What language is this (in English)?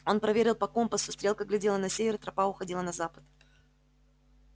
Russian